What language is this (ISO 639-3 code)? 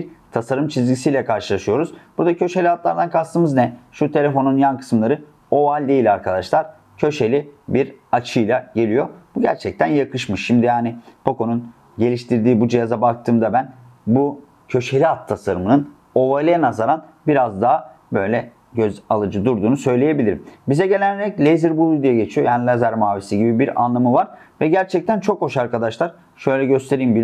tur